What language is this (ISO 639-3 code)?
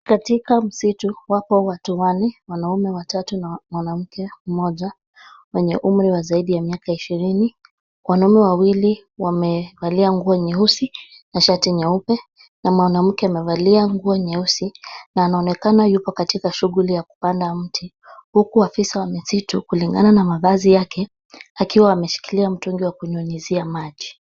swa